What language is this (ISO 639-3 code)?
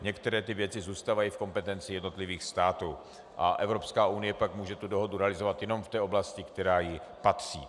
ces